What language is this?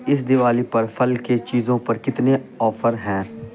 Urdu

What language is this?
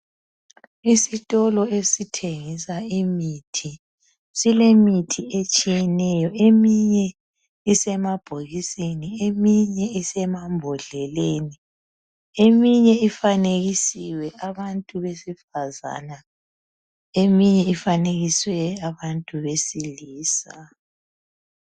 North Ndebele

